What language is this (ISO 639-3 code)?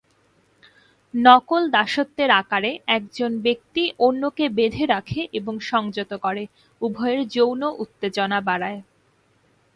ben